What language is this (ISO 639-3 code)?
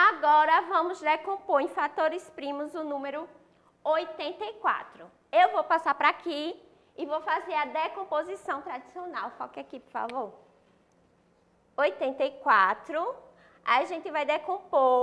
por